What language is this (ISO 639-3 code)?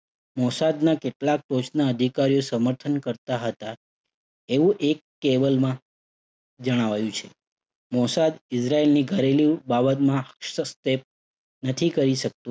guj